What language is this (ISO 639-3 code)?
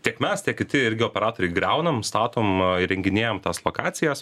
lit